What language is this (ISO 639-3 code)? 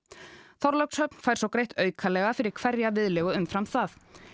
isl